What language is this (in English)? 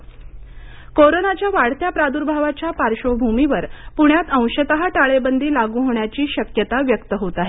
Marathi